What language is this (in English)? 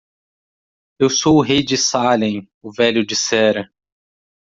Portuguese